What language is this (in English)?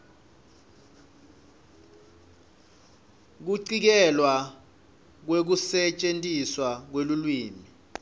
Swati